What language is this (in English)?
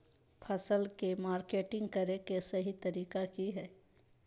Magahi